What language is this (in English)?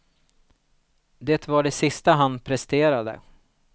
Swedish